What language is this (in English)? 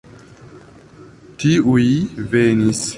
Esperanto